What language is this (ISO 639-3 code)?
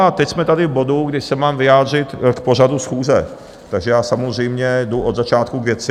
ces